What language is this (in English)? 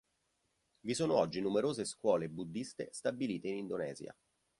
Italian